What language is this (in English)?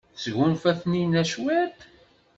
Kabyle